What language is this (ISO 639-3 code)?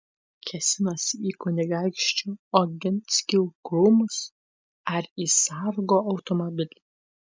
lit